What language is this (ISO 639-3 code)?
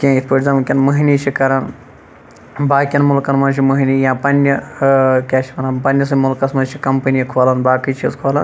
kas